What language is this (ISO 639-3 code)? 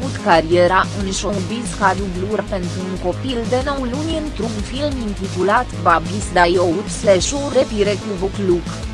ron